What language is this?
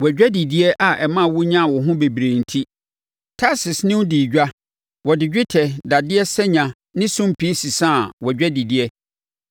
Akan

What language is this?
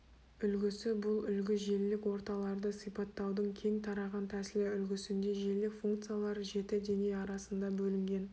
Kazakh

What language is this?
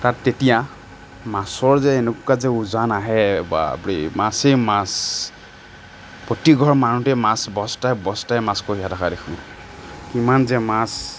Assamese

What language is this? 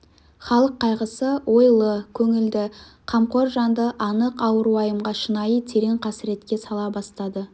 Kazakh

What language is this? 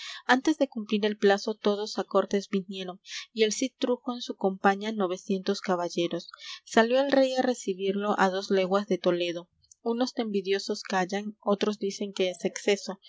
Spanish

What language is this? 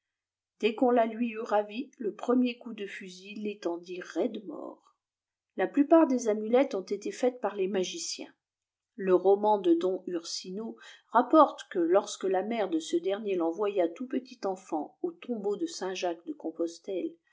French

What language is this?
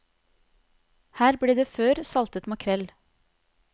Norwegian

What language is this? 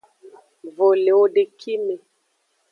Aja (Benin)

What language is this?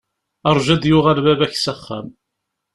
Kabyle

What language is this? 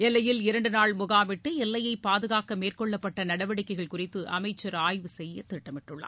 Tamil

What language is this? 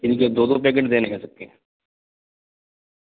Urdu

